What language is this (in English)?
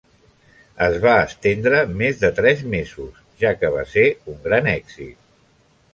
Catalan